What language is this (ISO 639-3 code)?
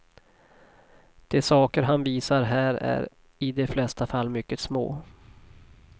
swe